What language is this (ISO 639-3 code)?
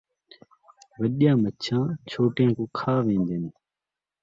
skr